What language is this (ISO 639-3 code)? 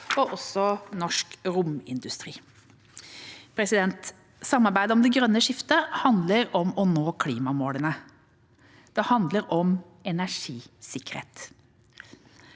nor